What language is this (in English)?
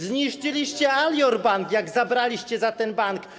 Polish